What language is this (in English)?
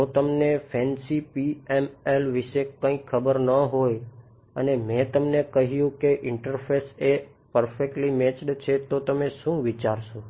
Gujarati